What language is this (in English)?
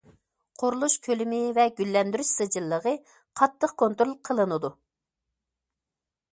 Uyghur